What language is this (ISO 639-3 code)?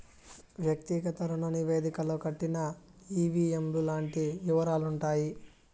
tel